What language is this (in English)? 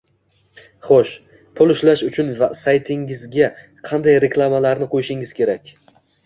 Uzbek